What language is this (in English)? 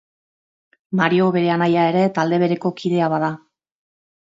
Basque